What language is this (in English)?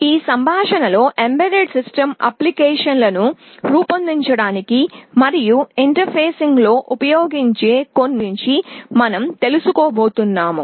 Telugu